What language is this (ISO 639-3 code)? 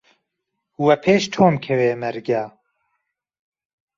ckb